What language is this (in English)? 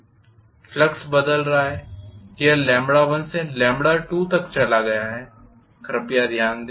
Hindi